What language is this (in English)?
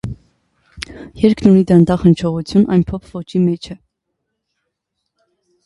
Armenian